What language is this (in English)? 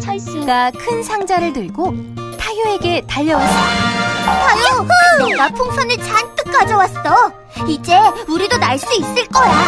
Korean